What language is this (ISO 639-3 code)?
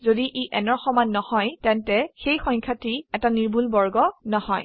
asm